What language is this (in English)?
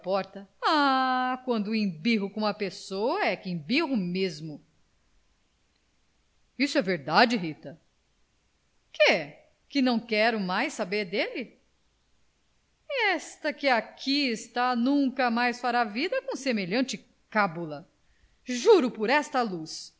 Portuguese